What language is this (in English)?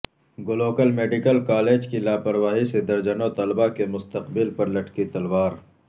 Urdu